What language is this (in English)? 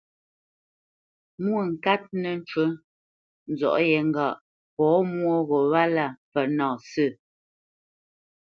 Bamenyam